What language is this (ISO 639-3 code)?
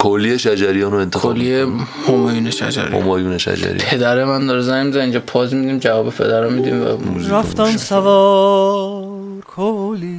fas